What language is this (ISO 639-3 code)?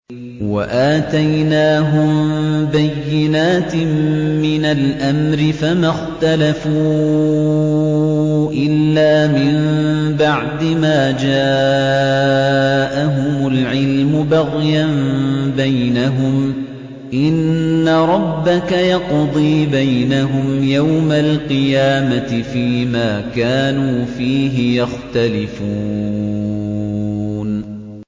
ara